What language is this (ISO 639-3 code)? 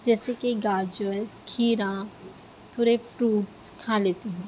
urd